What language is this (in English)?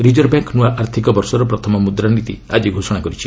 Odia